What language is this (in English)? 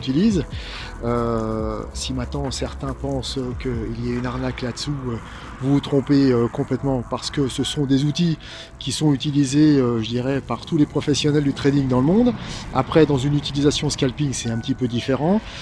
French